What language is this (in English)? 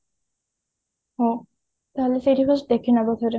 Odia